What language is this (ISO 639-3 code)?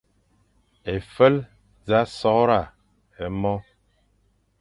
fan